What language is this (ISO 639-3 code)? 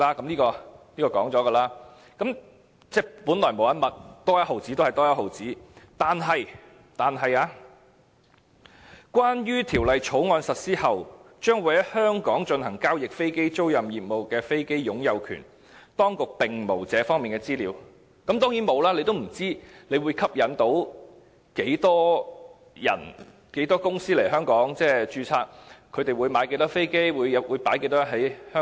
yue